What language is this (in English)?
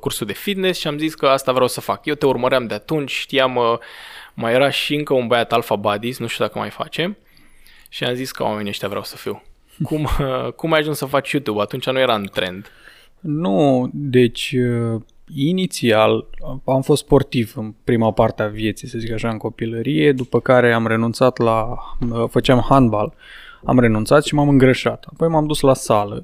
Romanian